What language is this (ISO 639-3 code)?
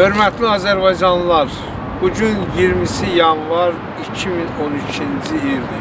tur